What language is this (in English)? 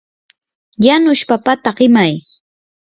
Yanahuanca Pasco Quechua